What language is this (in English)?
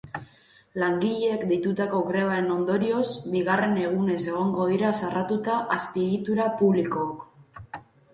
Basque